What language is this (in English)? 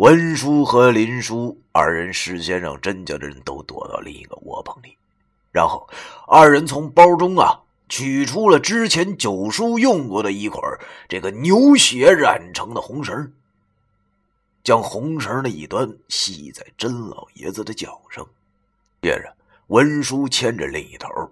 Chinese